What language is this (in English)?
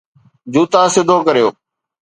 Sindhi